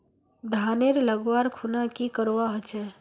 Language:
Magahi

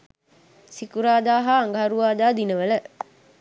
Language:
Sinhala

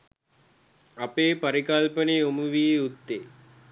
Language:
Sinhala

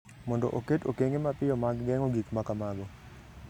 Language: Luo (Kenya and Tanzania)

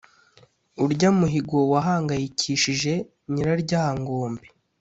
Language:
Kinyarwanda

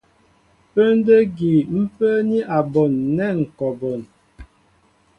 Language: Mbo (Cameroon)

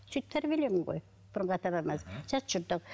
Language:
Kazakh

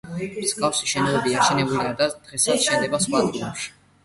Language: Georgian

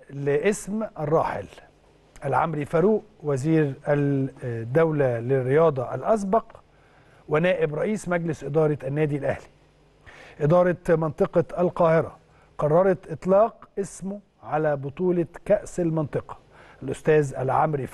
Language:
Arabic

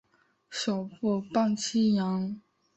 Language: Chinese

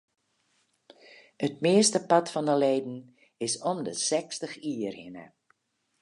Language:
Western Frisian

